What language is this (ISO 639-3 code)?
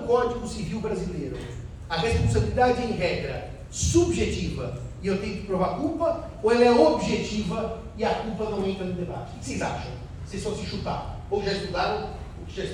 por